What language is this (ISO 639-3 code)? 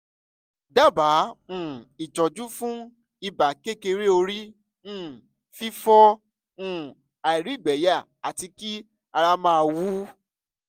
yor